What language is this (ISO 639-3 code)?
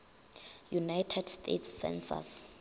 nso